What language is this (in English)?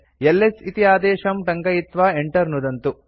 Sanskrit